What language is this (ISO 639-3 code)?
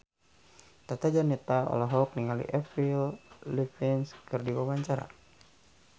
sun